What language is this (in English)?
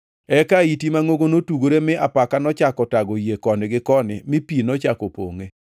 Luo (Kenya and Tanzania)